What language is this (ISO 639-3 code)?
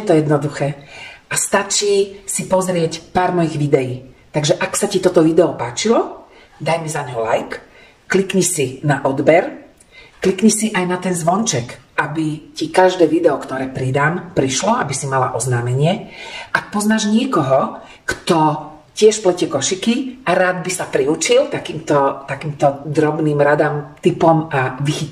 slk